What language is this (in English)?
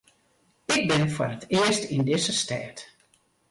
Western Frisian